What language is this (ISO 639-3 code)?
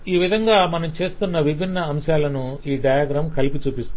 tel